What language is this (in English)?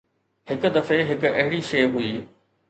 Sindhi